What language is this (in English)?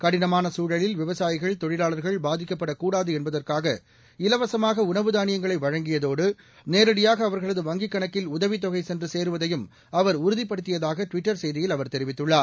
Tamil